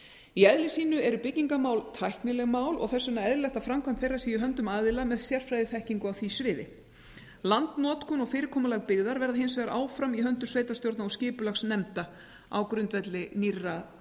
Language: Icelandic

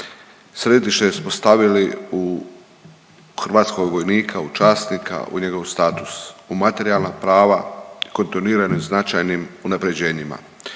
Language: Croatian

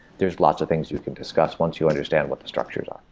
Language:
English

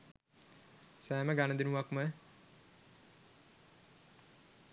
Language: Sinhala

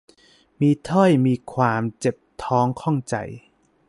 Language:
Thai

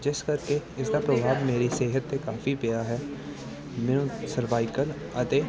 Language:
Punjabi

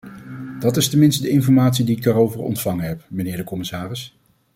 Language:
Dutch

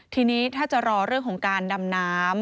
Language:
Thai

